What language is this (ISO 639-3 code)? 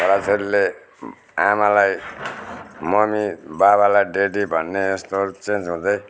nep